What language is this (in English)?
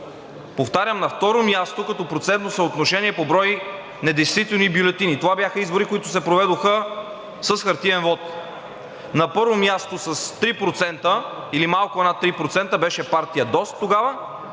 Bulgarian